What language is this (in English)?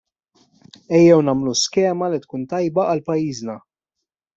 Maltese